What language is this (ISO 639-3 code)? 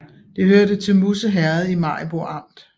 dan